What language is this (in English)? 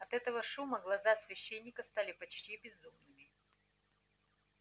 Russian